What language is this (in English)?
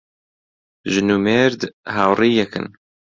Central Kurdish